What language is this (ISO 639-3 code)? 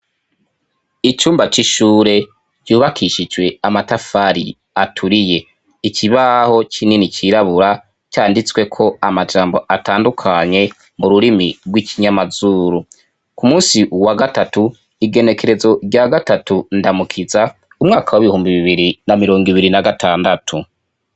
run